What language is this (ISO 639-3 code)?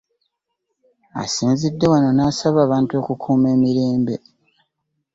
lug